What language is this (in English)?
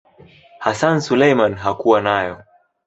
Swahili